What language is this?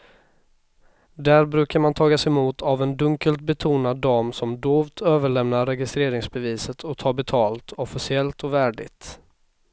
Swedish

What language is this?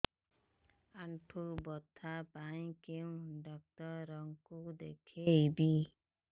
Odia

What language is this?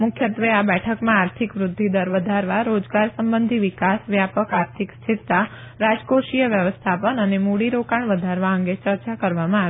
Gujarati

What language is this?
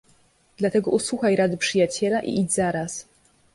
Polish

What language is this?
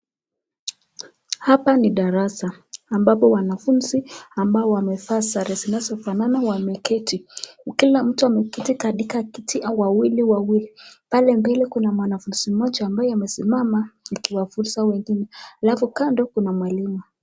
Swahili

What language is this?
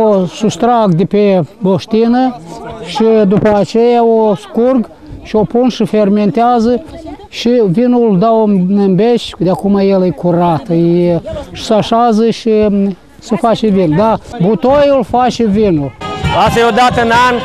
Romanian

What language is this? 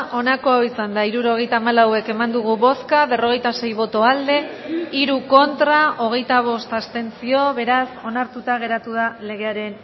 Basque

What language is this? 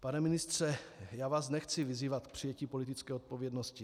Czech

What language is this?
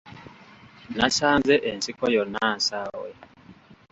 Ganda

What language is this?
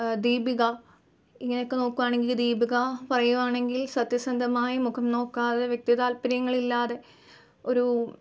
Malayalam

